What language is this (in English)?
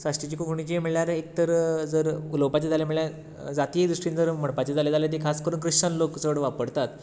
Konkani